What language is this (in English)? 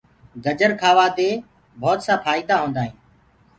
Gurgula